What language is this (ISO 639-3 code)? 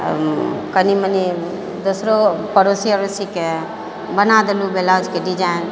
mai